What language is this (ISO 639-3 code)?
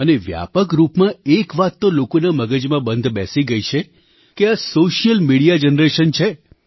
guj